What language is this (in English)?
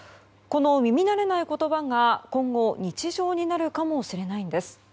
Japanese